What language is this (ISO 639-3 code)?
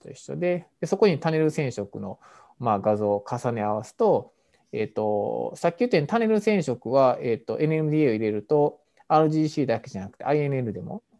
jpn